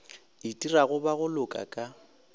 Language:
Northern Sotho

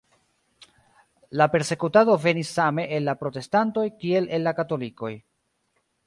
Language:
Esperanto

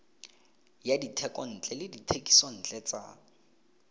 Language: Tswana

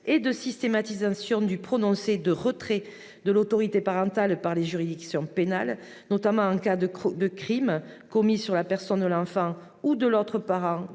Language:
French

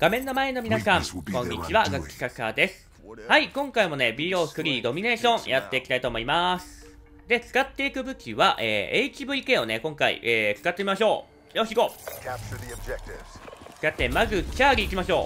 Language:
Japanese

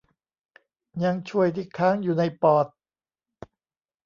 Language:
Thai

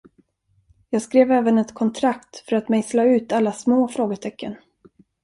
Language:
Swedish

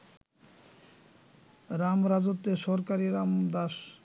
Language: Bangla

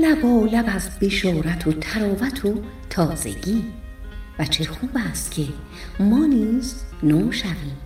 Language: Persian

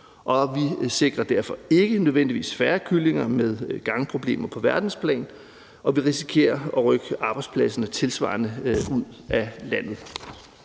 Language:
Danish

